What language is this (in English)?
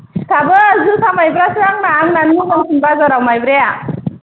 Bodo